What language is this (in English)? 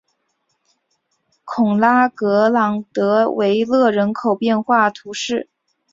Chinese